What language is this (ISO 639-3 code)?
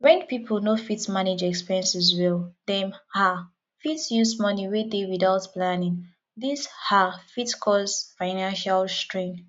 pcm